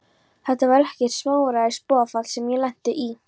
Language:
Icelandic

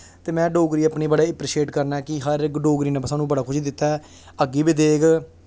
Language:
Dogri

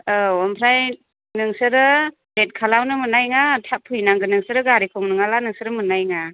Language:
Bodo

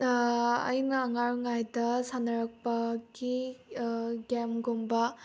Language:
Manipuri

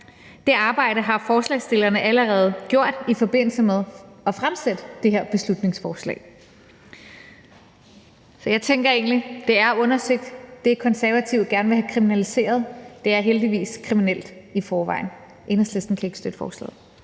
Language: Danish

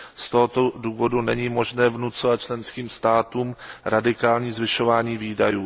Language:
Czech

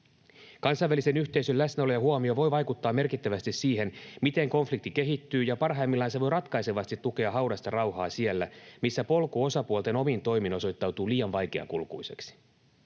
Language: Finnish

